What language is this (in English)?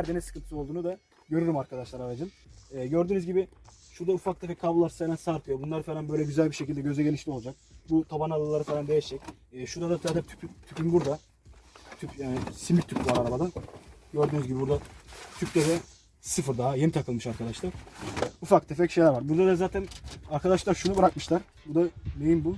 Turkish